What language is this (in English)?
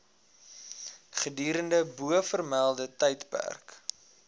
Afrikaans